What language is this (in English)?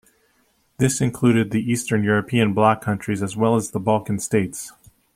English